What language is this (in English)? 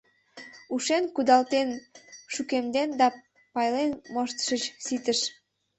Mari